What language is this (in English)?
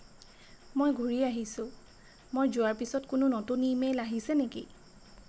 Assamese